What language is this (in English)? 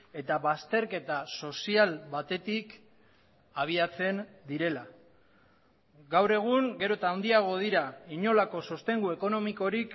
Basque